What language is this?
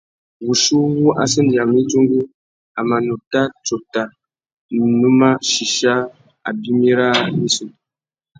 Tuki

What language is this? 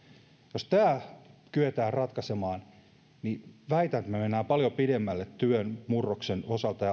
Finnish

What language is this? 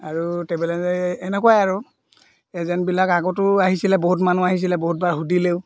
Assamese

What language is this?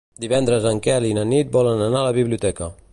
Catalan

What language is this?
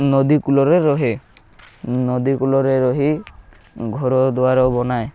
Odia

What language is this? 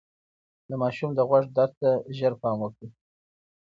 Pashto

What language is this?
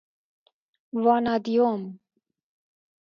Persian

